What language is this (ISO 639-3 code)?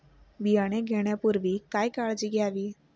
mar